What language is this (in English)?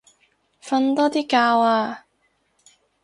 Cantonese